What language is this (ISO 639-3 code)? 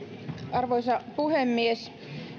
fin